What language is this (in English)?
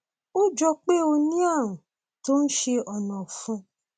Yoruba